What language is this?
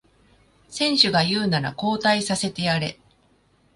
Japanese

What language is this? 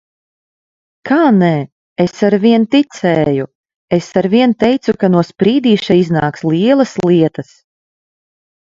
Latvian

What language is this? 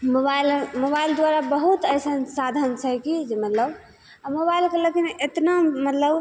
Maithili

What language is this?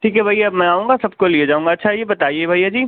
Urdu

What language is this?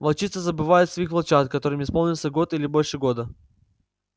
Russian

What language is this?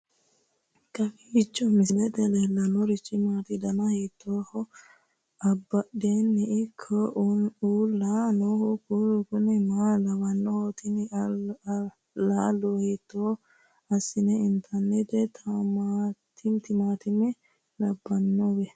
Sidamo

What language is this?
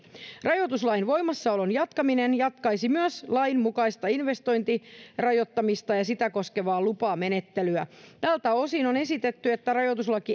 Finnish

